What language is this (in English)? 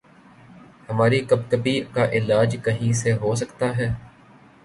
Urdu